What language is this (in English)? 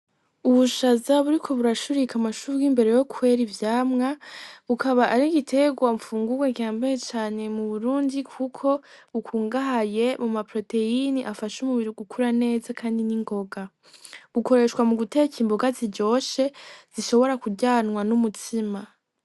Rundi